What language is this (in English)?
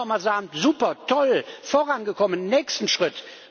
German